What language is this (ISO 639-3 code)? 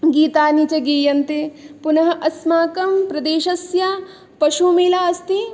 san